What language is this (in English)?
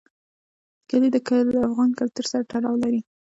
Pashto